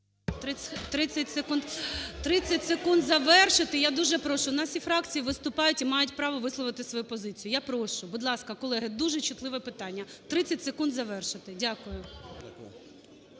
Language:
Ukrainian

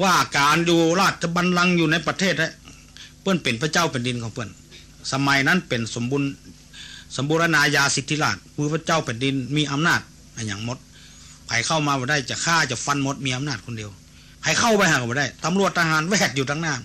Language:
Thai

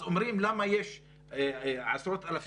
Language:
Hebrew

